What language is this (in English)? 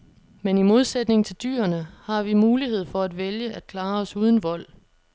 Danish